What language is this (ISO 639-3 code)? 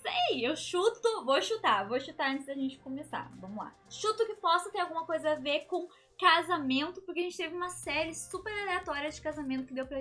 por